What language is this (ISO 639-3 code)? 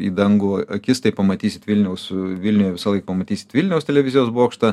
lit